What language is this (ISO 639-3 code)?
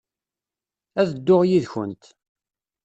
kab